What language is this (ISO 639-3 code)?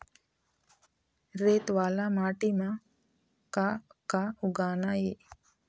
hne